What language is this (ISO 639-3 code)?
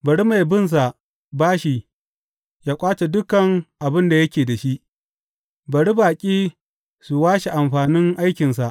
hau